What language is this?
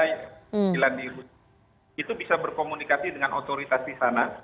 Indonesian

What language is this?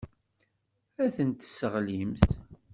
Kabyle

